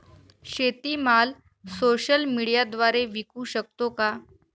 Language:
Marathi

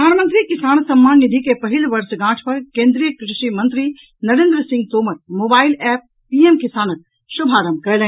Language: Maithili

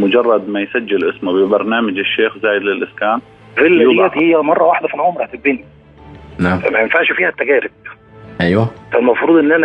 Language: Arabic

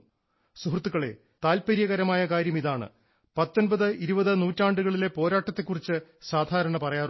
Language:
Malayalam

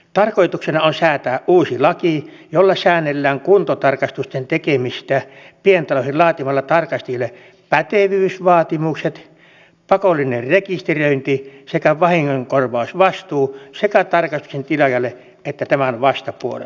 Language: Finnish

